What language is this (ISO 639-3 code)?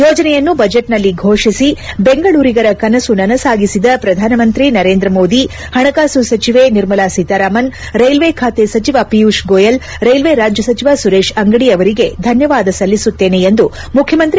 kan